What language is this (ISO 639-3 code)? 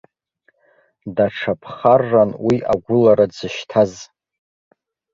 abk